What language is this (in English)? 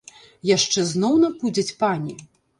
Belarusian